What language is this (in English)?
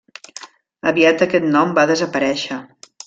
Catalan